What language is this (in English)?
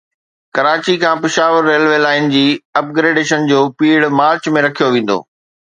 Sindhi